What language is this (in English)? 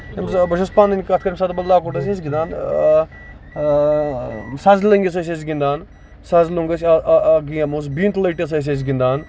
Kashmiri